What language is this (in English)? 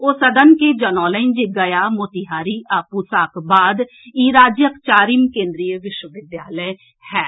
Maithili